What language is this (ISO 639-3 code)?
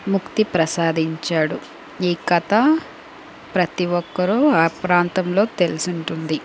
tel